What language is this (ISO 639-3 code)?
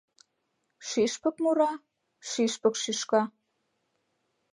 chm